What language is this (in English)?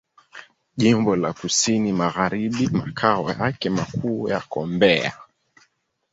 Swahili